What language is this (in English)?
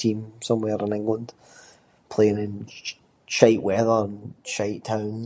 Scots